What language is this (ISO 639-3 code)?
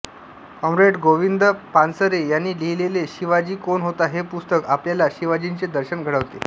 mar